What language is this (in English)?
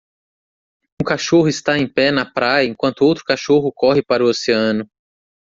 Portuguese